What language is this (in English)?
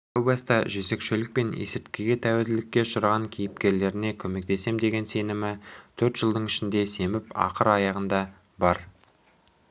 Kazakh